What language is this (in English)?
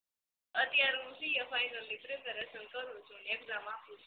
Gujarati